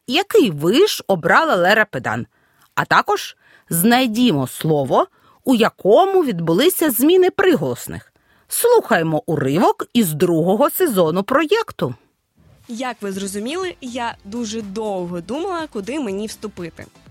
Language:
Ukrainian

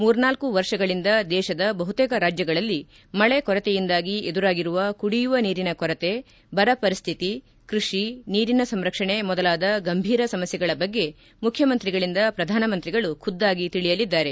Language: Kannada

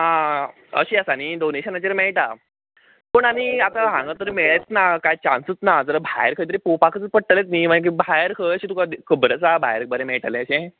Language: Konkani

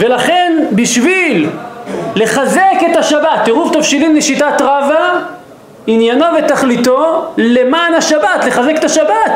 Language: Hebrew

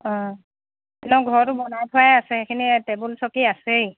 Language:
Assamese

